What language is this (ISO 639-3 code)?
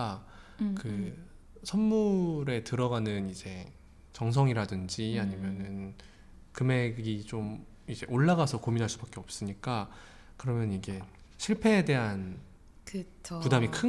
kor